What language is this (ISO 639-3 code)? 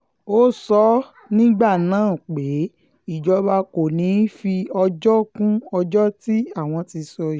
yor